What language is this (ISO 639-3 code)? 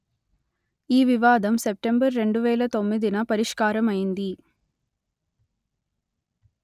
tel